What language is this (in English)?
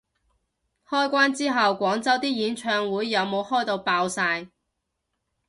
Cantonese